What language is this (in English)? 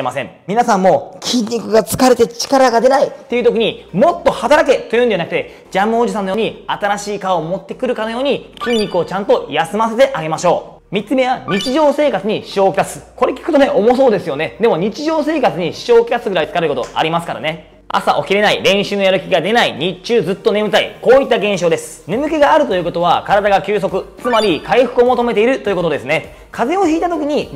Japanese